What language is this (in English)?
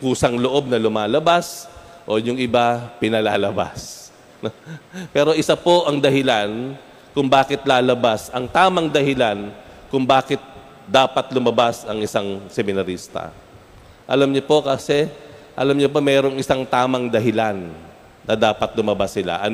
Filipino